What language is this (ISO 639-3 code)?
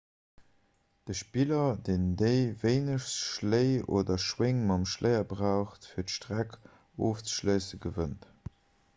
ltz